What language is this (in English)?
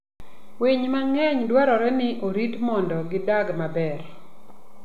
Luo (Kenya and Tanzania)